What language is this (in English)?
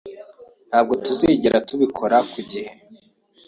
Kinyarwanda